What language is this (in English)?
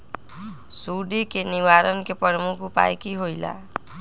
Magahi